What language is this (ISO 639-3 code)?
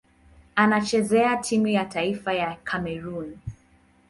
swa